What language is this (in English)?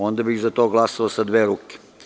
Serbian